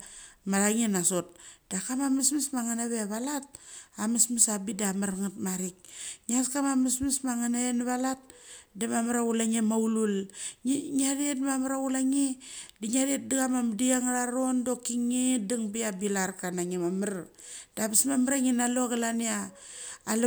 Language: Mali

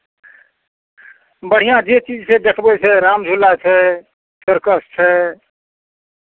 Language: Maithili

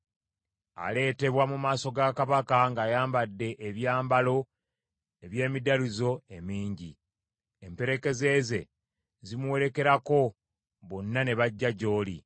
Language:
Ganda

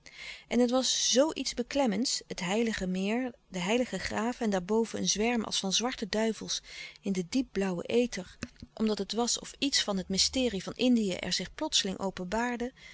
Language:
Dutch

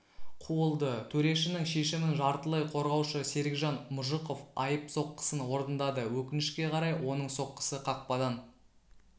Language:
Kazakh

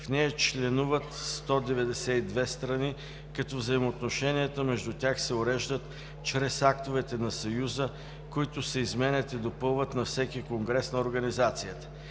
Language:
Bulgarian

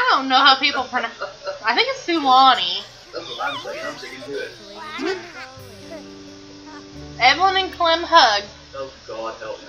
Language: English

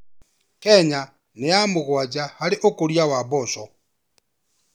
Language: Kikuyu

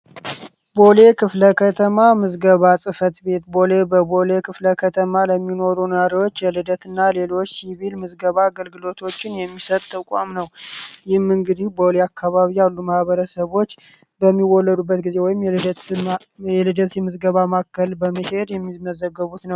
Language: Amharic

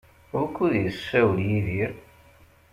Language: Kabyle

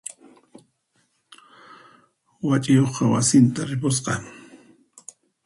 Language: Puno Quechua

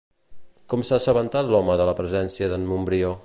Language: Catalan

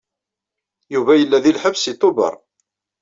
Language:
Kabyle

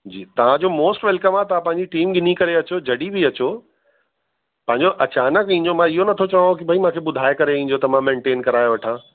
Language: Sindhi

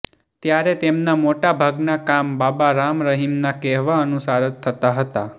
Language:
Gujarati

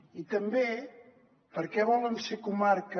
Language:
Catalan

